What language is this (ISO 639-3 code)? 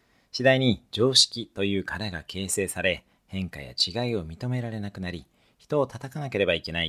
jpn